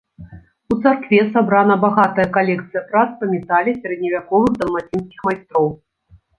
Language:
Belarusian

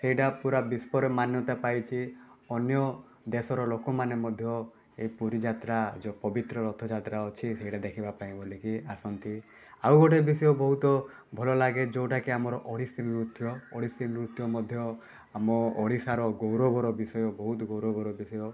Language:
Odia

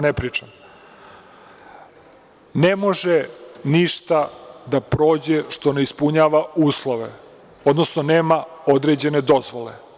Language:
Serbian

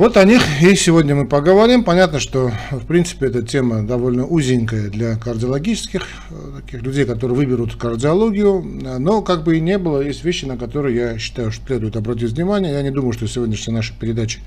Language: Russian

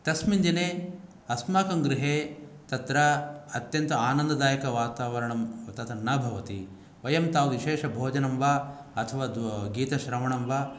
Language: Sanskrit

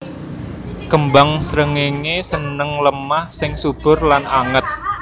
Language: Javanese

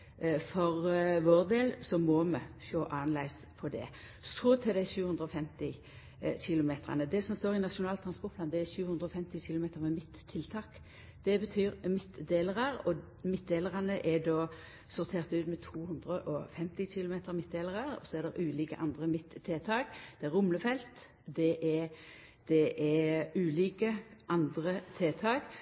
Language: Norwegian Nynorsk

